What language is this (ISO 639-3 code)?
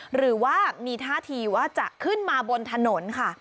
tha